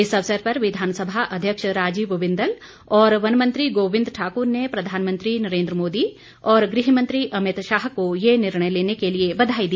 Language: Hindi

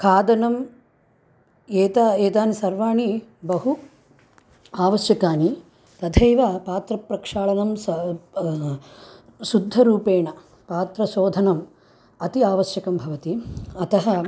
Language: Sanskrit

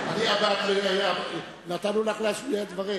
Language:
Hebrew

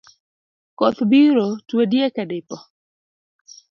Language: Luo (Kenya and Tanzania)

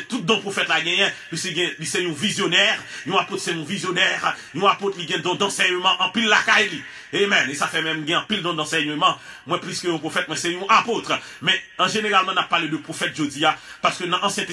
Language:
French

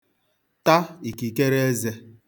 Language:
Igbo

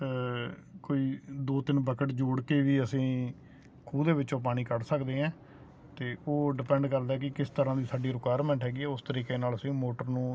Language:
Punjabi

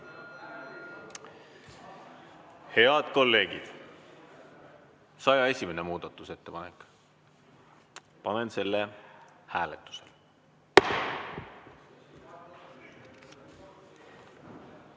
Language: Estonian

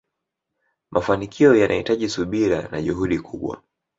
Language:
Swahili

